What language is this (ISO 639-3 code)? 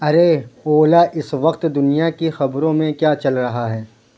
urd